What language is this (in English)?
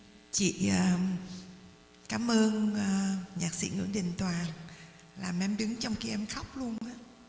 Vietnamese